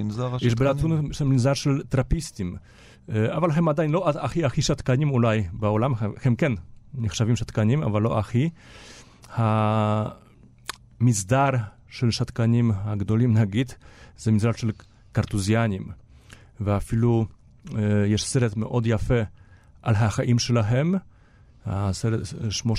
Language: Hebrew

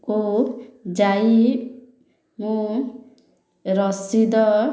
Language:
Odia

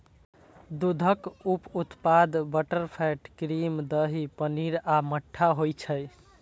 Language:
Maithili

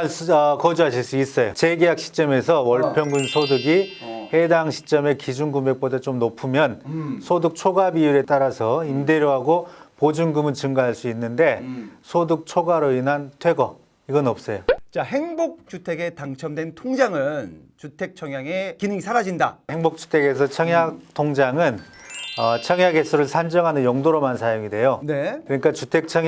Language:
Korean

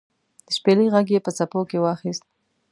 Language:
Pashto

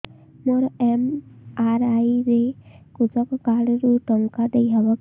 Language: Odia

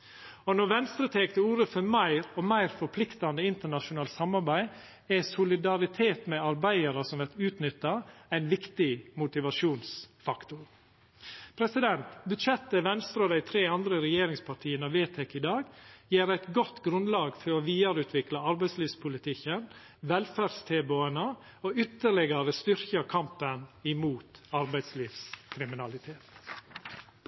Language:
Norwegian Nynorsk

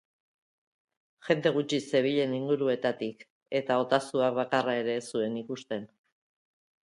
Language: Basque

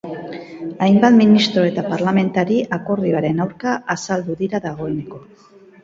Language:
Basque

